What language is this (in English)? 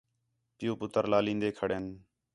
Khetrani